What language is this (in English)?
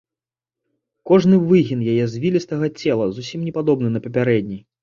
Belarusian